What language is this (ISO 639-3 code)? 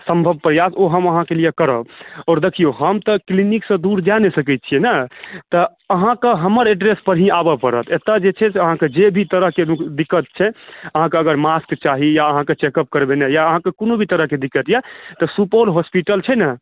mai